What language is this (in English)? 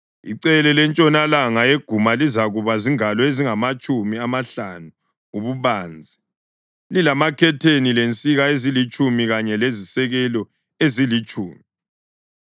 North Ndebele